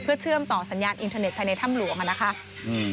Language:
Thai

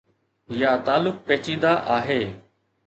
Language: Sindhi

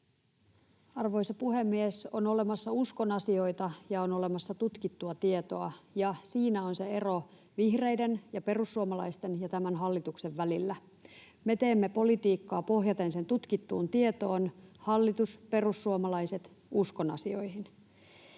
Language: Finnish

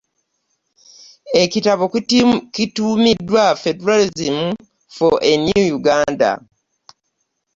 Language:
Ganda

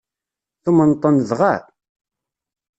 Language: Kabyle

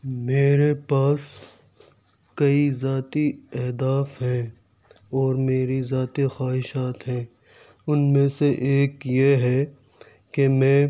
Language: Urdu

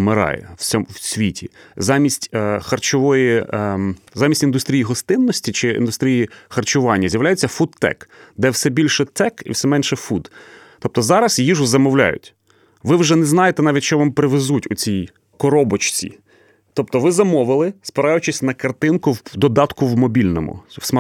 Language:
Ukrainian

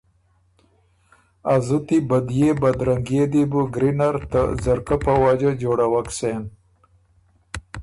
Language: Ormuri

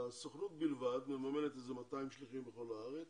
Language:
Hebrew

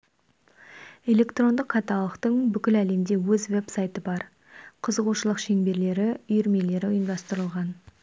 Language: Kazakh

